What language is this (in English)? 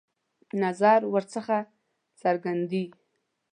Pashto